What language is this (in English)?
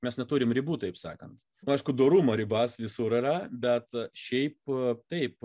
Lithuanian